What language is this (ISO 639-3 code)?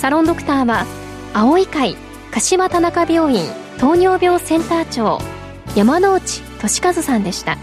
jpn